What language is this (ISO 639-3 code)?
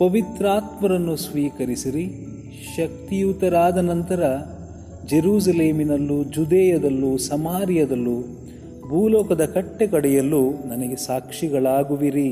kan